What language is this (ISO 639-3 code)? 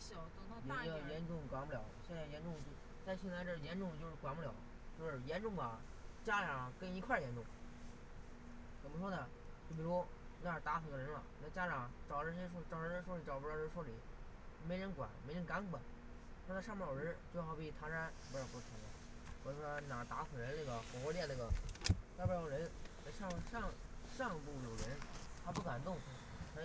zho